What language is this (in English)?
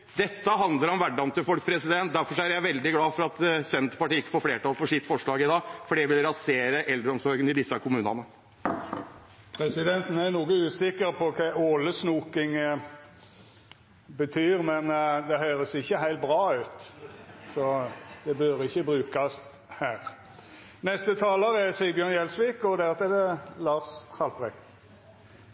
Norwegian